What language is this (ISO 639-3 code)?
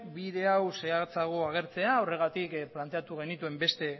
eus